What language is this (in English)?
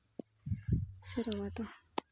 Santali